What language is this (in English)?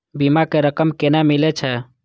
Maithili